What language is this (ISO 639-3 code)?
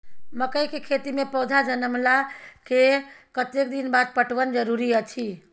mai